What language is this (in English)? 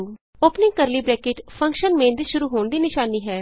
Punjabi